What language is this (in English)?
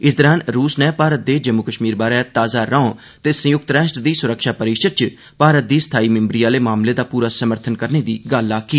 Dogri